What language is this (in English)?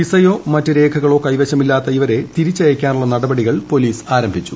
Malayalam